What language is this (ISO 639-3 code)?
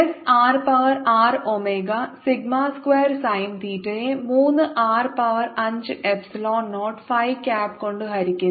mal